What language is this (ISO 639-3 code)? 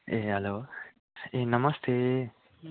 nep